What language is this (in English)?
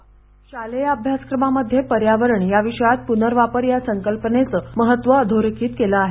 Marathi